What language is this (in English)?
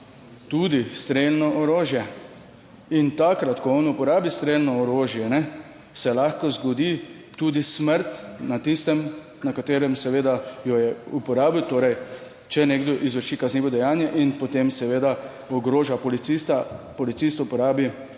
Slovenian